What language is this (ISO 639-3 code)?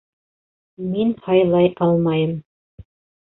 bak